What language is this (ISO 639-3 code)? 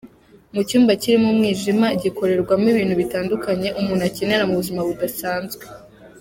kin